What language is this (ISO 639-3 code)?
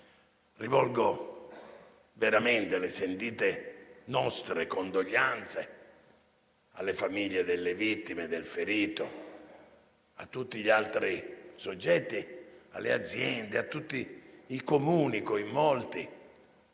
ita